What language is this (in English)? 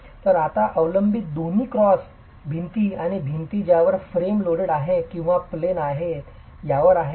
Marathi